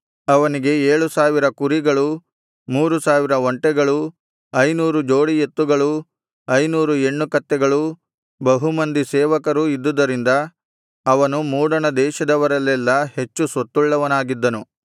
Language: Kannada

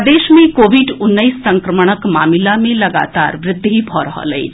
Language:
Maithili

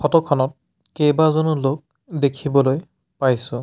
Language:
Assamese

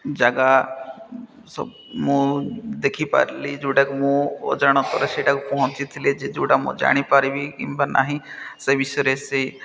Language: Odia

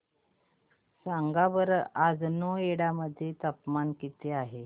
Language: Marathi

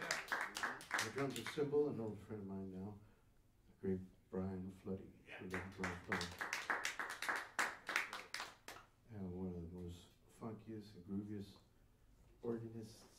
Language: English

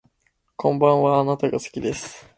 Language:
Japanese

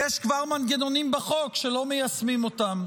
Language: Hebrew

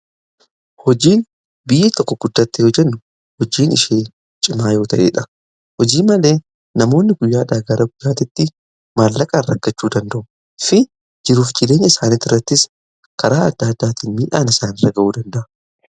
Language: Oromo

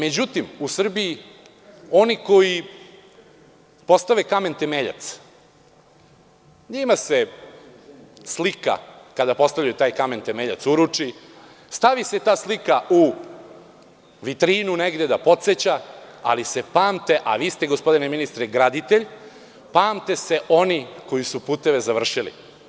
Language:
Serbian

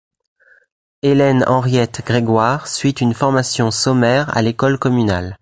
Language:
French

